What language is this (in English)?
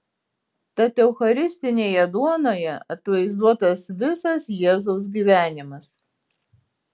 Lithuanian